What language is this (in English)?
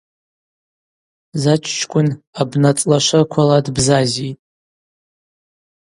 Abaza